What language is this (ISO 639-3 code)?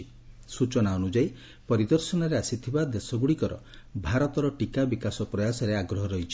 ori